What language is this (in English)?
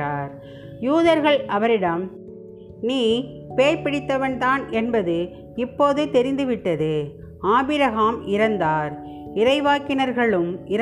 Tamil